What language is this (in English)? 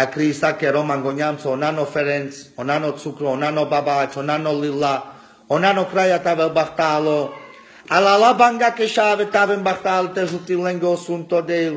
Romanian